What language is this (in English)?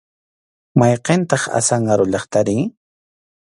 Arequipa-La Unión Quechua